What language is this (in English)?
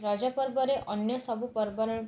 Odia